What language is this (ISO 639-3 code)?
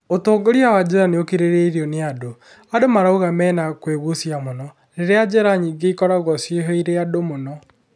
kik